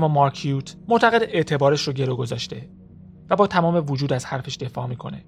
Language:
Persian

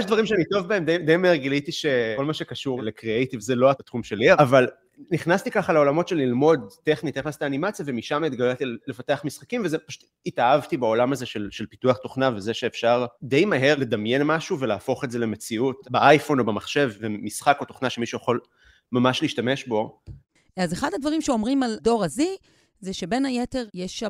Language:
Hebrew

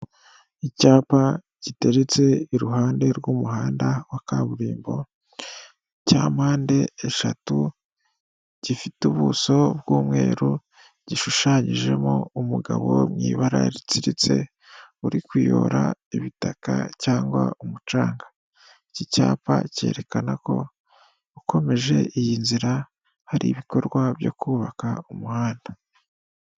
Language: Kinyarwanda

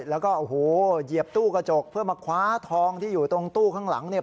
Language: Thai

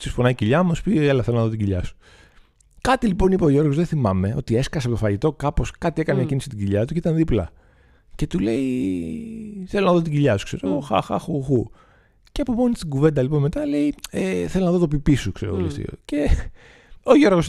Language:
Greek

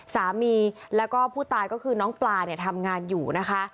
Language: Thai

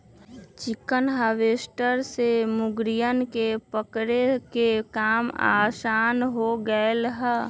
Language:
Magahi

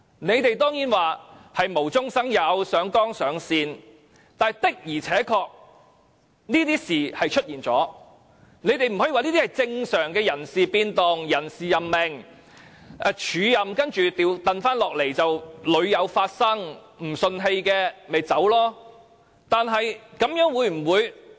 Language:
Cantonese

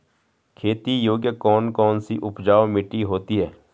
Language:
Hindi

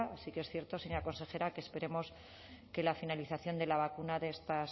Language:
Spanish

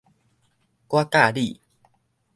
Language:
Min Nan Chinese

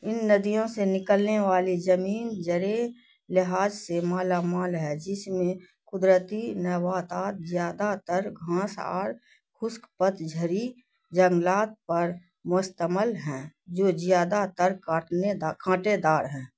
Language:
Urdu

